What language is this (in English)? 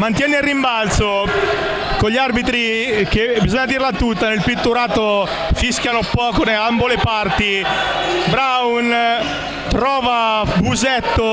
Italian